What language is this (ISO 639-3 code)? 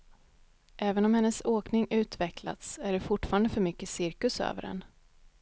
swe